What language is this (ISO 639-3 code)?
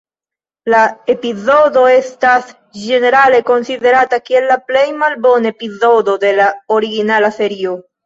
epo